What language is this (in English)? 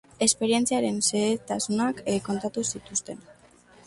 Basque